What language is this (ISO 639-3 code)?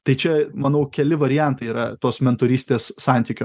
lit